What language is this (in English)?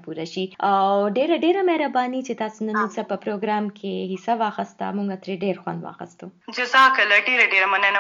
Urdu